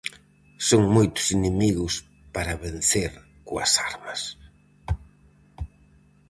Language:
Galician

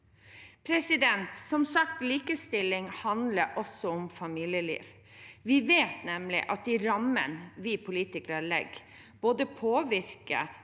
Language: Norwegian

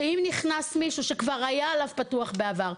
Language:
Hebrew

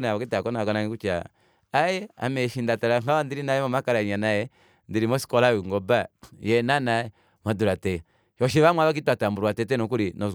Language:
Kuanyama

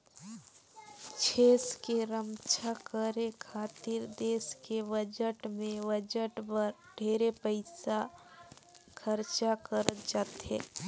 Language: Chhattisgarhi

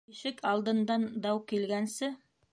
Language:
Bashkir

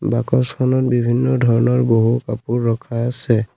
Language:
Assamese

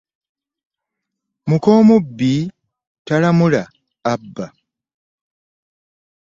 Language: Ganda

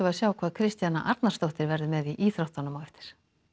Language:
Icelandic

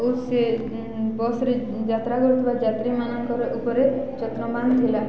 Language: Odia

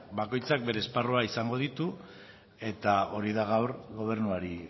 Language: Basque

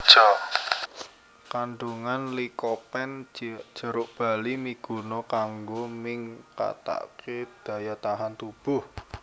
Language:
Javanese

